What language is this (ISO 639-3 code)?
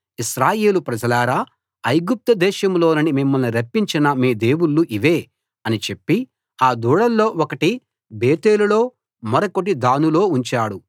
tel